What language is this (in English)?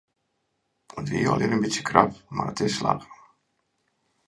Western Frisian